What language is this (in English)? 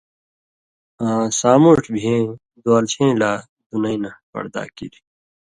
Indus Kohistani